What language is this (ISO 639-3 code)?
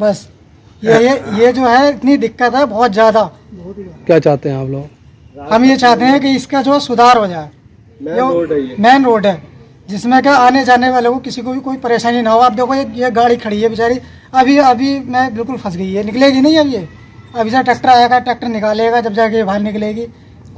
hin